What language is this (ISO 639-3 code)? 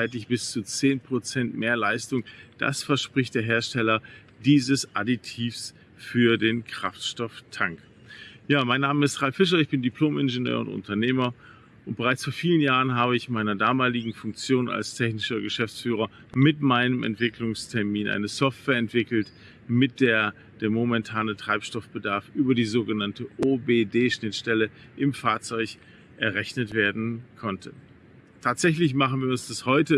deu